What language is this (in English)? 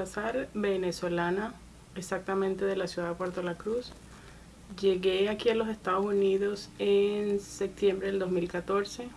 Spanish